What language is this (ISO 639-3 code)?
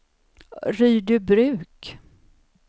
swe